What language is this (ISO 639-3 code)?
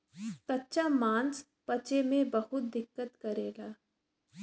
bho